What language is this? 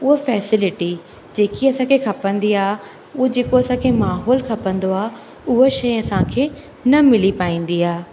Sindhi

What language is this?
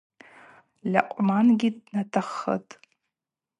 Abaza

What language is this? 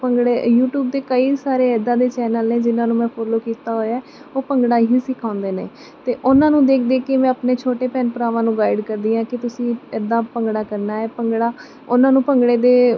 Punjabi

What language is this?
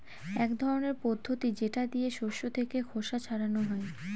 Bangla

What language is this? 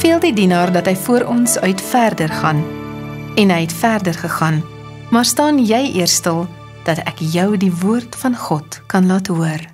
Dutch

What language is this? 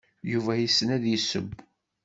Kabyle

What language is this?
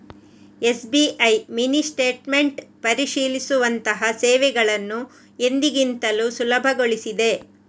Kannada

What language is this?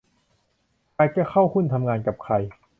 Thai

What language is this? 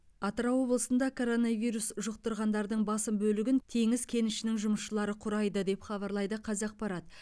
Kazakh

